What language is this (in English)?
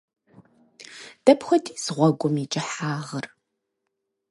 Kabardian